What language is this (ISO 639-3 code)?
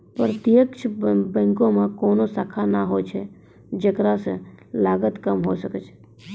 mai